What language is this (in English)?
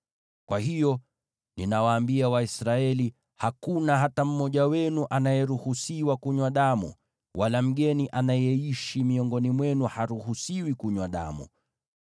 Swahili